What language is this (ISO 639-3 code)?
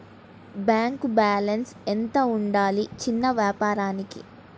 tel